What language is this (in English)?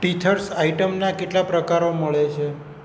Gujarati